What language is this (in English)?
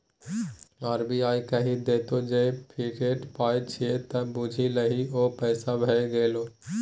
Maithili